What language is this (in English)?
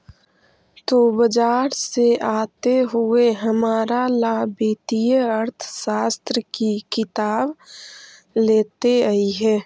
Magahi